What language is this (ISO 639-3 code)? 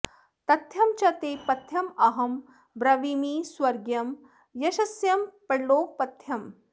san